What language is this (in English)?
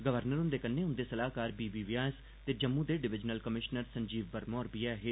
Dogri